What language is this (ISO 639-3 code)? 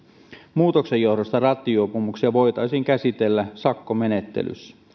fin